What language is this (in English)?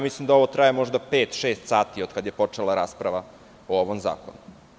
Serbian